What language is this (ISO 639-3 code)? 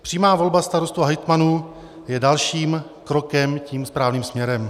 ces